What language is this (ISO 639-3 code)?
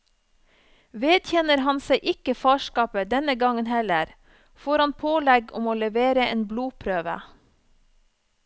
nor